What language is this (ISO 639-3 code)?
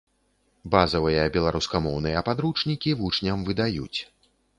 bel